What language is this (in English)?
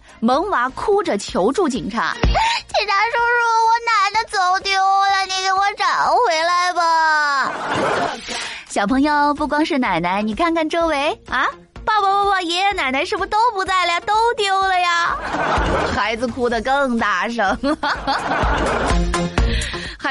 Chinese